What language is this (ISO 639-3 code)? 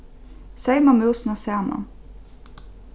fao